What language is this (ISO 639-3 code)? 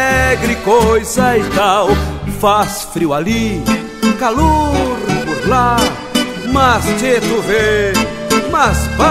por